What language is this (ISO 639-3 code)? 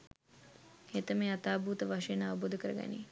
sin